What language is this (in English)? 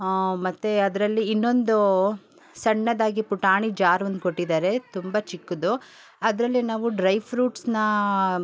Kannada